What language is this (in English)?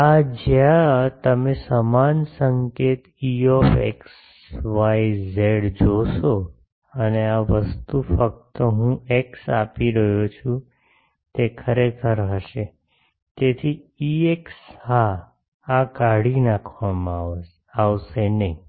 Gujarati